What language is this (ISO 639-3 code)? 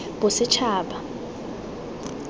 tsn